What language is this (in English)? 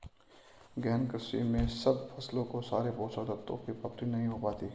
Hindi